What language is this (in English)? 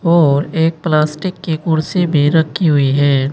Hindi